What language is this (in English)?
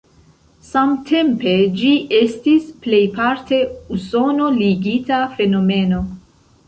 Esperanto